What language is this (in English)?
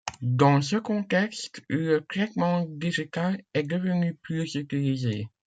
French